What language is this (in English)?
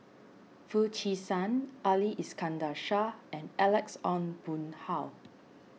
English